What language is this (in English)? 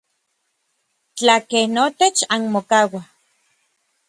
Orizaba Nahuatl